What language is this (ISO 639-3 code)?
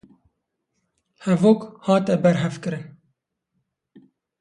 kur